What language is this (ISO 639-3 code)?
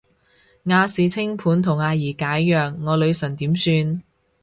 yue